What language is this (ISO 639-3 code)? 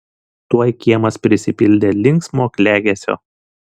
lit